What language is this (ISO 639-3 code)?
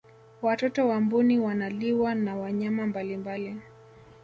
swa